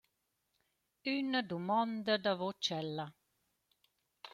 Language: Romansh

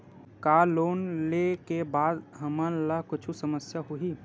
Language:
Chhattisgarhi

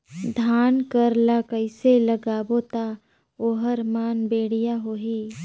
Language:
Chhattisgarhi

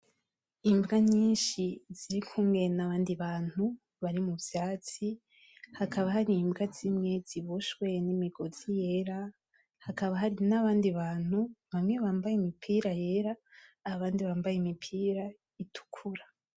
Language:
Rundi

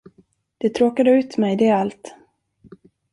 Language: Swedish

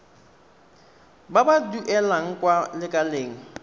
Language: Tswana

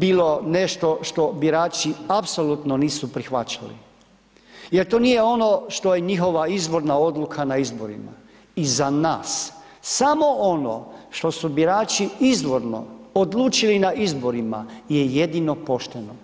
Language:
Croatian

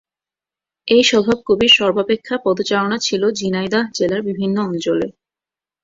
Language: Bangla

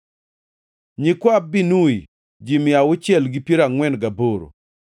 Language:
Luo (Kenya and Tanzania)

